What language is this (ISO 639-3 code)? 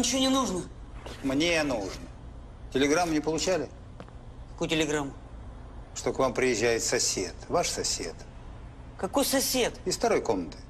rus